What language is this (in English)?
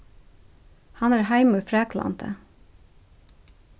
Faroese